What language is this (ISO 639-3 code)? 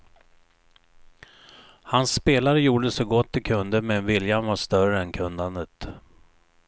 swe